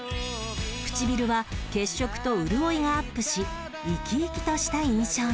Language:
Japanese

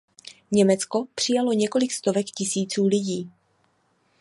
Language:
Czech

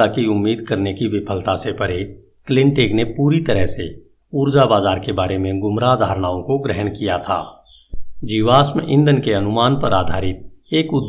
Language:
Hindi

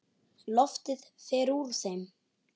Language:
Icelandic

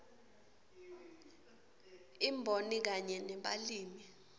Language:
Swati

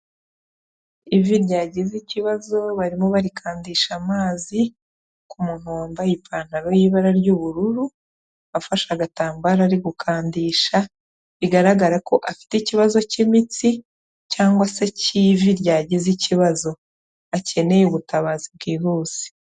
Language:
Kinyarwanda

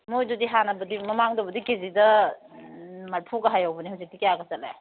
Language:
Manipuri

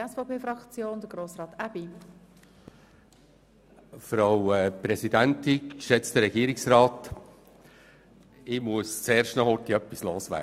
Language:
Swiss German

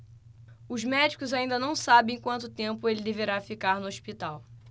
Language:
Portuguese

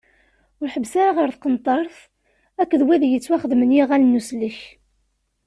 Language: Kabyle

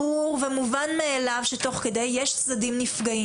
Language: Hebrew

